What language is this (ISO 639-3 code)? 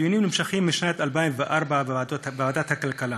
heb